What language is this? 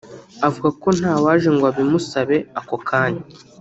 Kinyarwanda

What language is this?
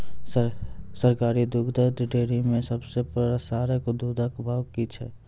Maithili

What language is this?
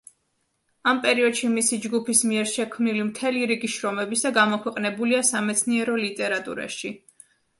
Georgian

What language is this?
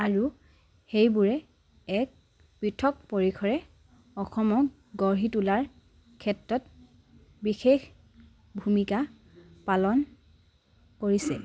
Assamese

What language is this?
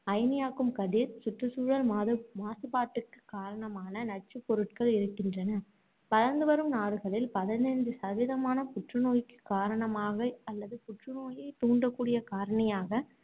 Tamil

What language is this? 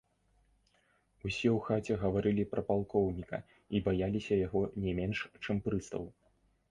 Belarusian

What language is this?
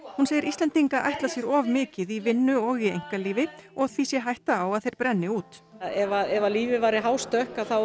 Icelandic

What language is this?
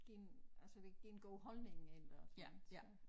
Danish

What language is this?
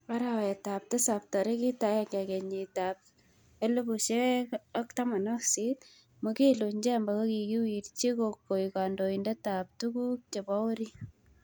Kalenjin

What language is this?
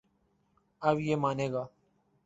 Urdu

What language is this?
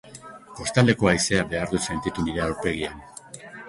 Basque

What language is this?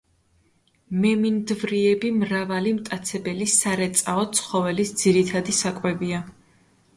Georgian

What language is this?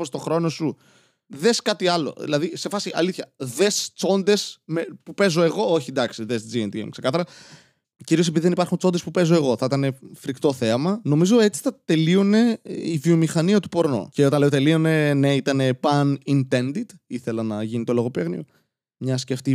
Greek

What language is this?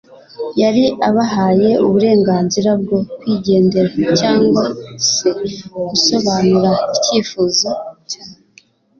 Kinyarwanda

